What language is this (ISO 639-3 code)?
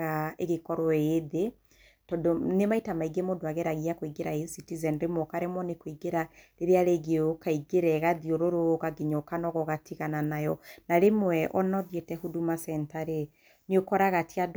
kik